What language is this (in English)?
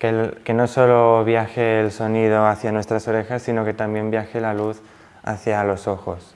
Spanish